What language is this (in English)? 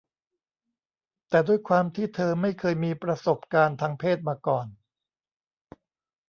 Thai